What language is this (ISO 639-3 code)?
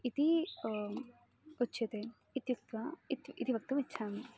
san